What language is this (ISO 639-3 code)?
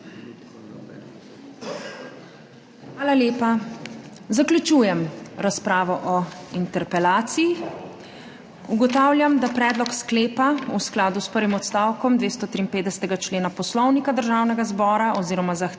slv